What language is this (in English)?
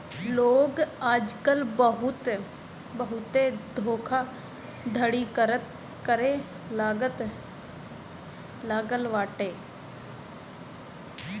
Bhojpuri